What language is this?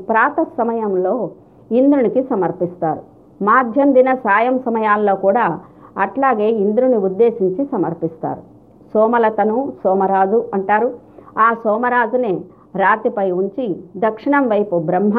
Telugu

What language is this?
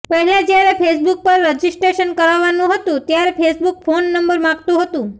Gujarati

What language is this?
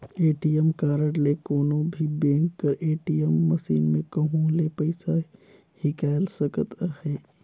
Chhattisgarhi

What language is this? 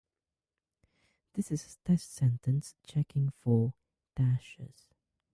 English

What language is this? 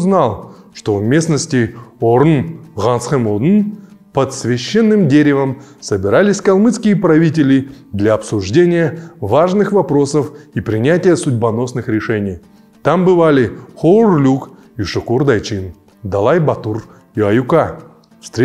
Russian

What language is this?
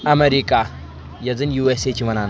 Kashmiri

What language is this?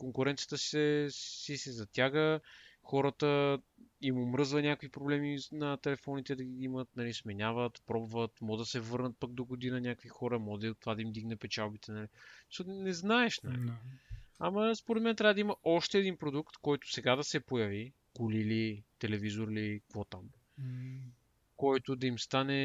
Bulgarian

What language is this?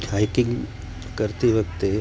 Gujarati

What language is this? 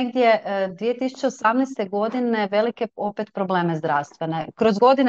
Croatian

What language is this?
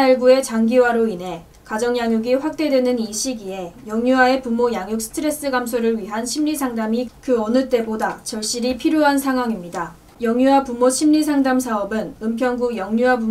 Korean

